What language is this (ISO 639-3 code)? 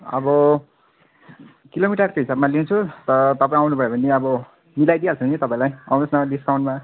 nep